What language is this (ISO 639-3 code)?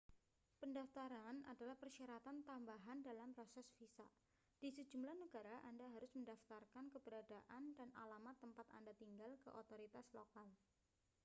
ind